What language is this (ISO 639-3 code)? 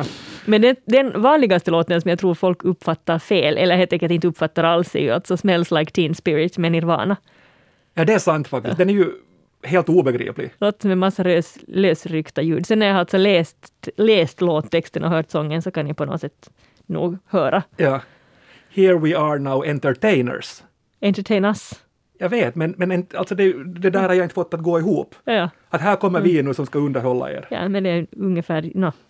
swe